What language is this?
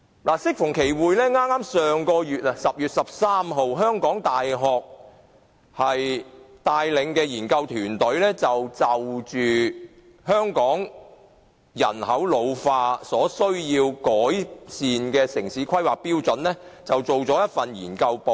Cantonese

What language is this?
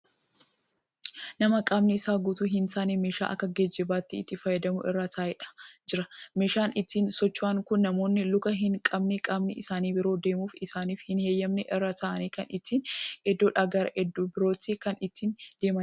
Oromo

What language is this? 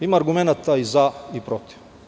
Serbian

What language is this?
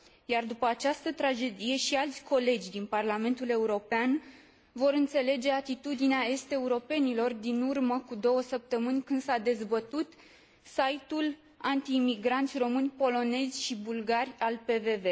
Romanian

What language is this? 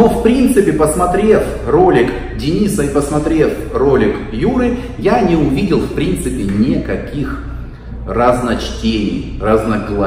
Russian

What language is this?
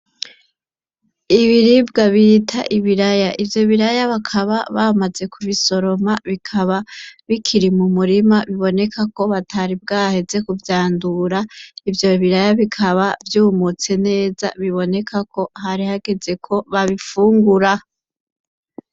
Rundi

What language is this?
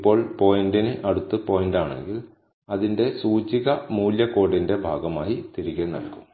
Malayalam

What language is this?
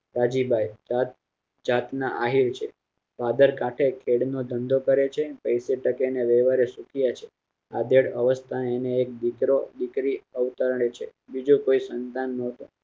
Gujarati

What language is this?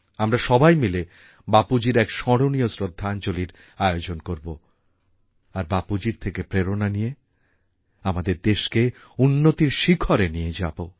Bangla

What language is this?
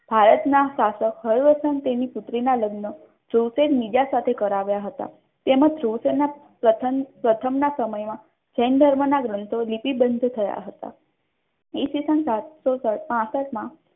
Gujarati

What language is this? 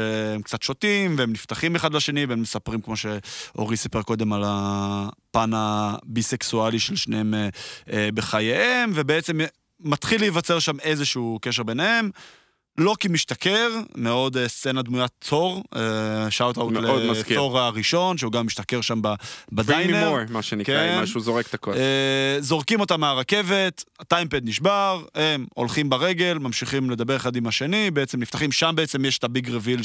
Hebrew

